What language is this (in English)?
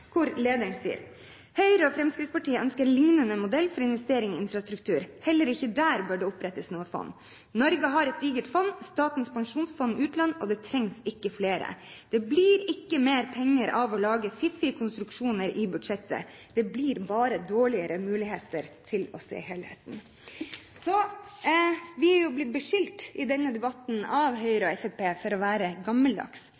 Norwegian Bokmål